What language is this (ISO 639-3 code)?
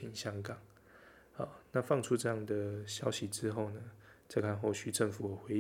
zho